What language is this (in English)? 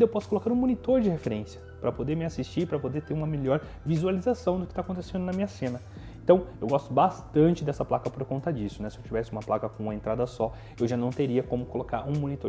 Portuguese